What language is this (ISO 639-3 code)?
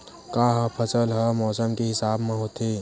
hne